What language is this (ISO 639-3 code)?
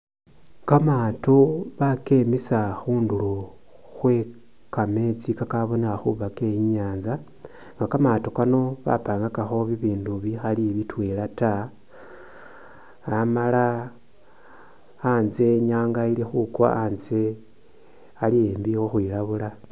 myx